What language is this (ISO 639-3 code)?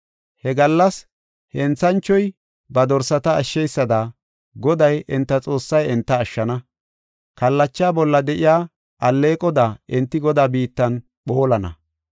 gof